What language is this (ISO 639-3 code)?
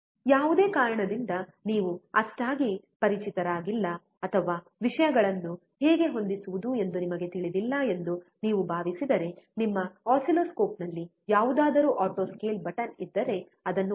kan